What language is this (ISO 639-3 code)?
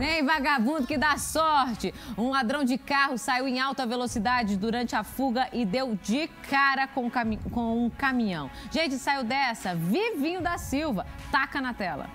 por